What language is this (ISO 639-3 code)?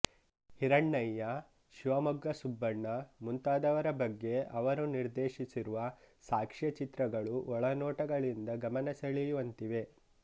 kan